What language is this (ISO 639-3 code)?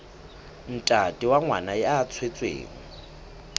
sot